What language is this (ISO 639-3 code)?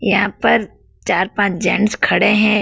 hin